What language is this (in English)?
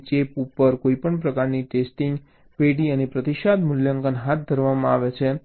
Gujarati